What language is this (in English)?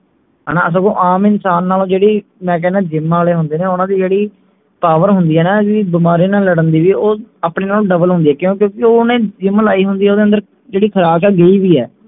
Punjabi